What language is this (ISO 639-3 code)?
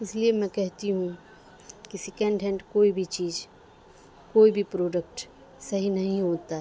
urd